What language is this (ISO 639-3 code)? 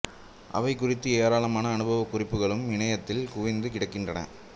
tam